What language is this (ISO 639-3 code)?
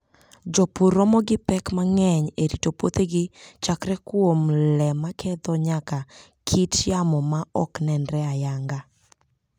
luo